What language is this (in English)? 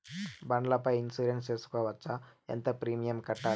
Telugu